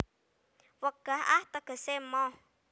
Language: Javanese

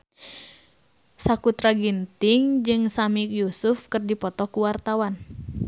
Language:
Sundanese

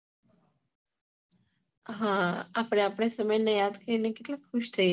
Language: Gujarati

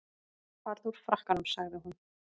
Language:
Icelandic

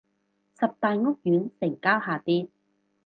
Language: Cantonese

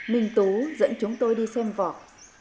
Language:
Vietnamese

